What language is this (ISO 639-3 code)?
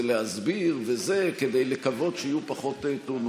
heb